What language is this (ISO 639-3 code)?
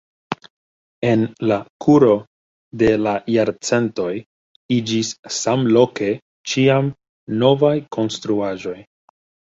epo